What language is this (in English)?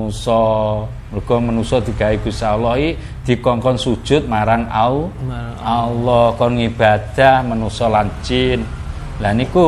Indonesian